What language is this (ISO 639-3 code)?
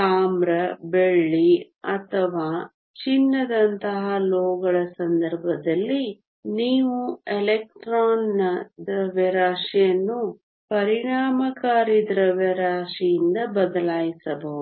kan